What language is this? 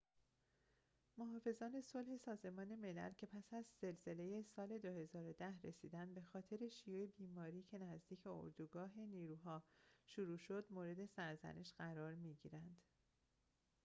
Persian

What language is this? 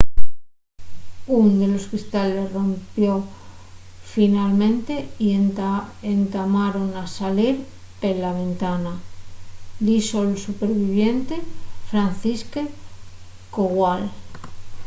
Asturian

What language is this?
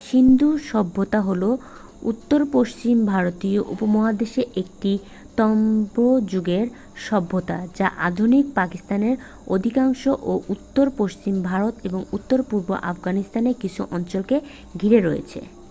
Bangla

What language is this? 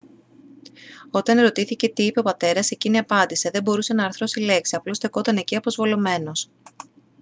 Greek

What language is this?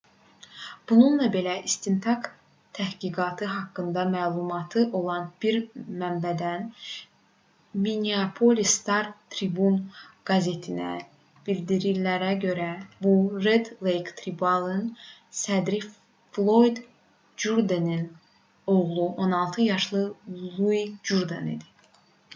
Azerbaijani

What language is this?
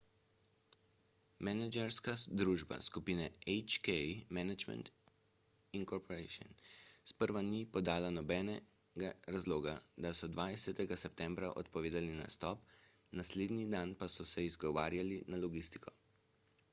Slovenian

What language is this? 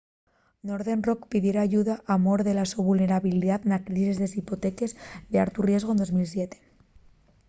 Asturian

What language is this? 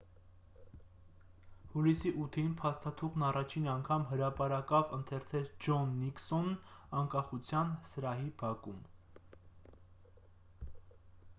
Armenian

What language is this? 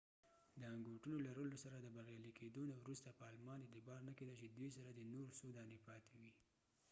Pashto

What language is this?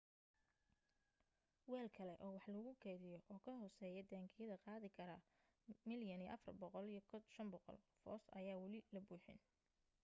Somali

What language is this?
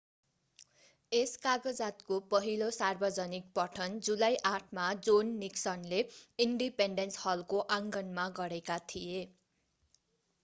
Nepali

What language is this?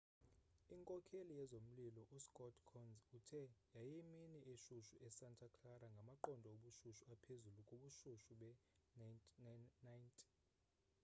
Xhosa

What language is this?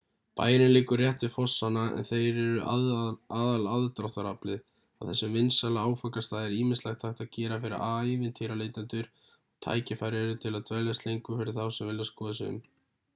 Icelandic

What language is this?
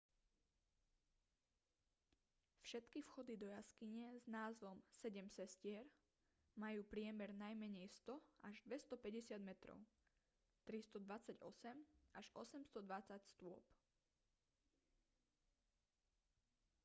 Slovak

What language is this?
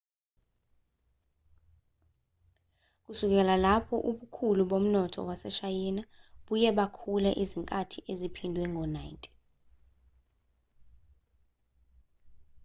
Zulu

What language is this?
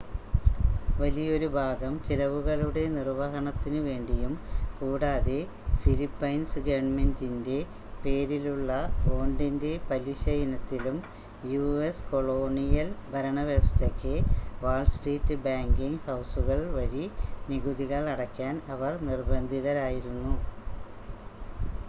Malayalam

